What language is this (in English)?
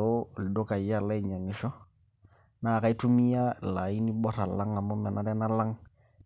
Masai